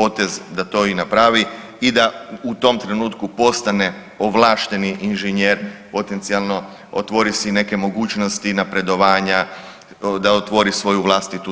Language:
Croatian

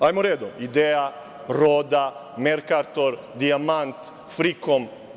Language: Serbian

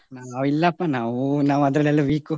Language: Kannada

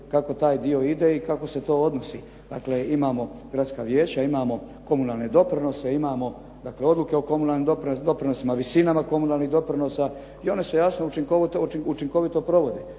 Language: Croatian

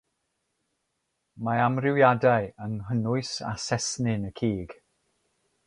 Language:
Welsh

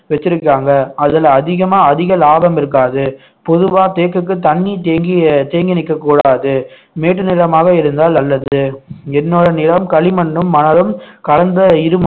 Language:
Tamil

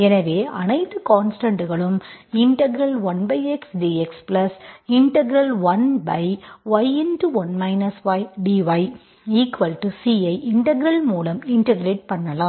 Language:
Tamil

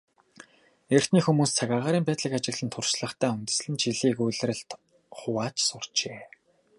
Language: Mongolian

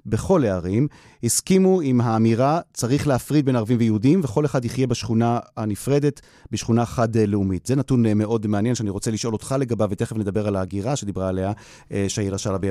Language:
Hebrew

